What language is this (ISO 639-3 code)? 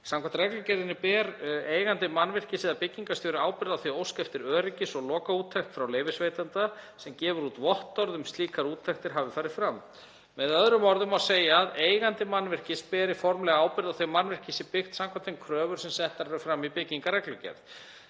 isl